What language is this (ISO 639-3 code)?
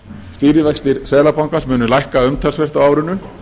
isl